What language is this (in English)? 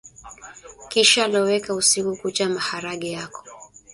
Swahili